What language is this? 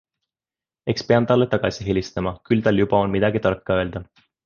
Estonian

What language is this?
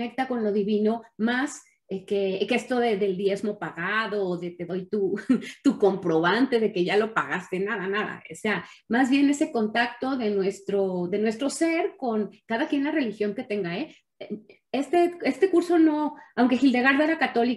Spanish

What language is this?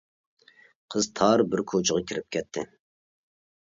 Uyghur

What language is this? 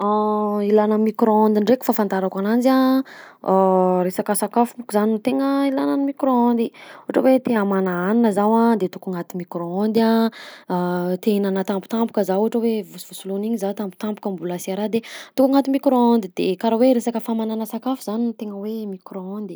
Southern Betsimisaraka Malagasy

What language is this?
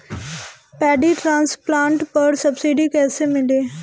Bhojpuri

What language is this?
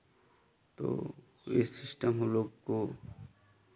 Hindi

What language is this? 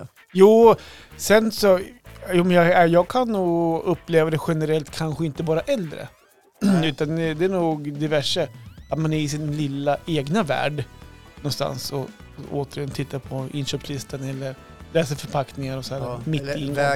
Swedish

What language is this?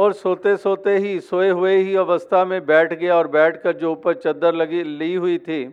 Hindi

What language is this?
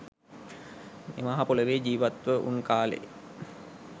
Sinhala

